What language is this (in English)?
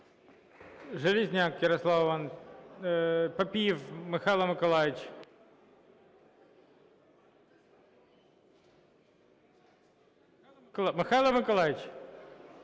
Ukrainian